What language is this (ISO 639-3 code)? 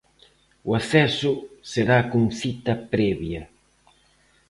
glg